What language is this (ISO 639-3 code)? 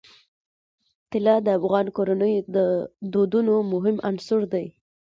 pus